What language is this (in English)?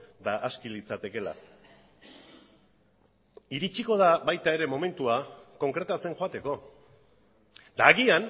Basque